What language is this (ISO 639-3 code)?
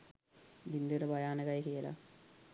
sin